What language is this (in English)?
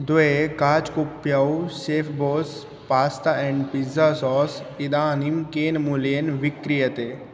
Sanskrit